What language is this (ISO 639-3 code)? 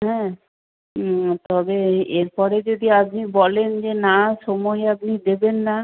ben